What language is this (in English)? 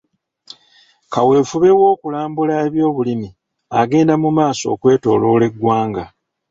Ganda